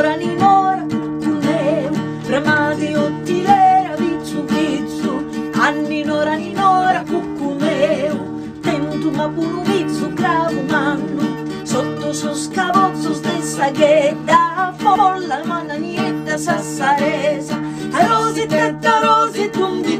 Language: Italian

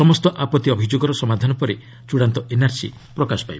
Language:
Odia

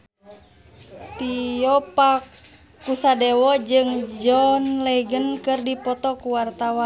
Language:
Sundanese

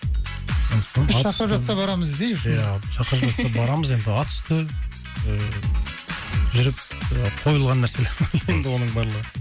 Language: Kazakh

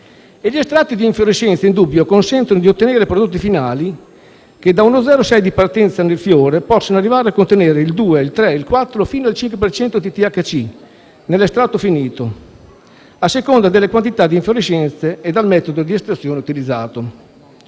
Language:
Italian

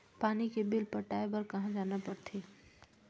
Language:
Chhattisgarhi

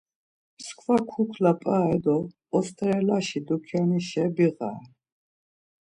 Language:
Laz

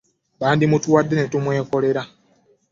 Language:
Ganda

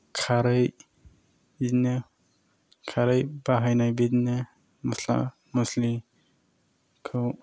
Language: Bodo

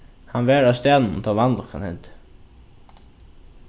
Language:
Faroese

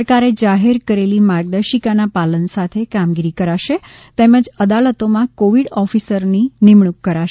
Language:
Gujarati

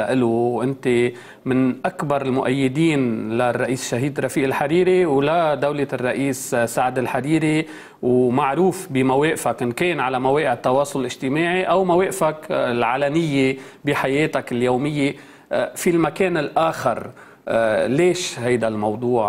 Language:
Arabic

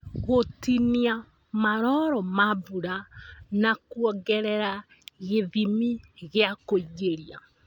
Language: Kikuyu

